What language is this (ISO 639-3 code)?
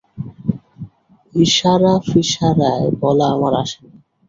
ben